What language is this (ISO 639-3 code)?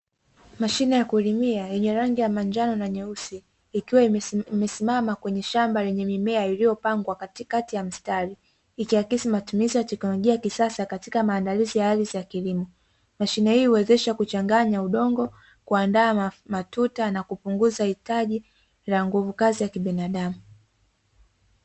swa